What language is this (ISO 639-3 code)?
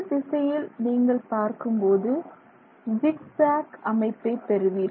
tam